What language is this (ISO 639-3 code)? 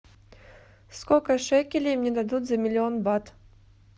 rus